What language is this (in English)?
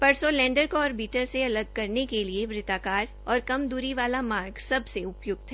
Hindi